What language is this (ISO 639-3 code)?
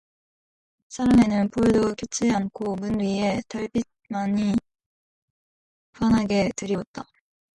kor